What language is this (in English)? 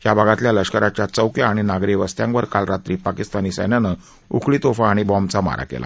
Marathi